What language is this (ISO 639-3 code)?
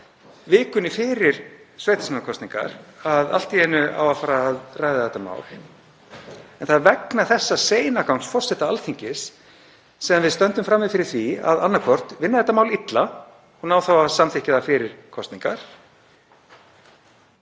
isl